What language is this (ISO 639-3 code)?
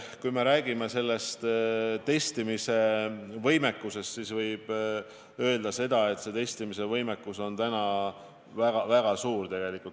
est